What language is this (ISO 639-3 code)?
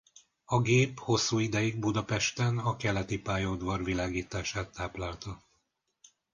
hun